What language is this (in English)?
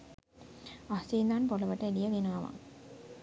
Sinhala